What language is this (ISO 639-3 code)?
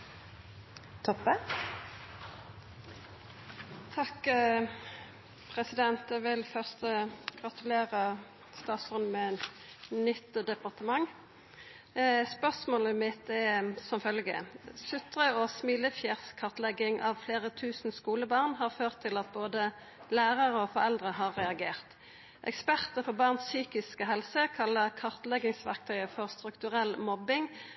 nno